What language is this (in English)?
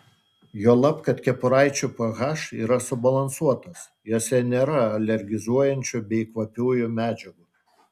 Lithuanian